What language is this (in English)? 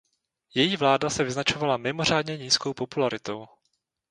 Czech